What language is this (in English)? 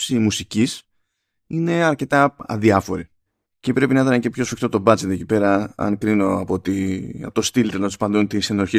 Greek